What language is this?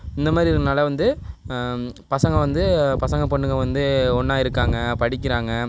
Tamil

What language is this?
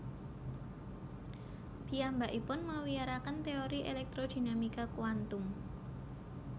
Javanese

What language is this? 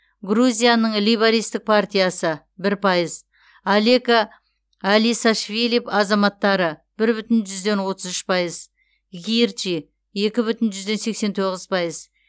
Kazakh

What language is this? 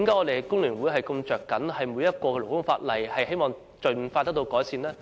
Cantonese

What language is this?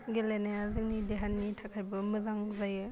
Bodo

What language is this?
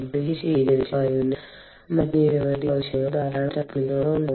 Malayalam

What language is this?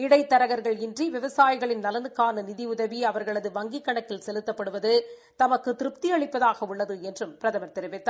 Tamil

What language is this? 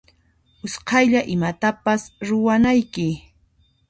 Puno Quechua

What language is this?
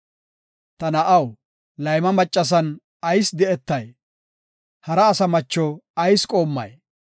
Gofa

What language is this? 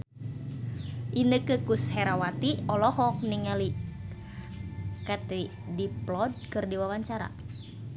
Sundanese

